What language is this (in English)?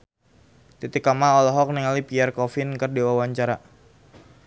Sundanese